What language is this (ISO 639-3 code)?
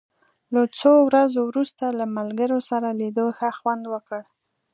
pus